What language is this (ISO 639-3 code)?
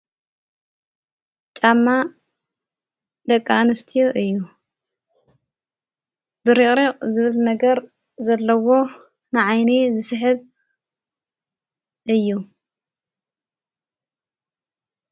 tir